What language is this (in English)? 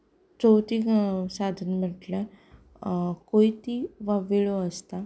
Konkani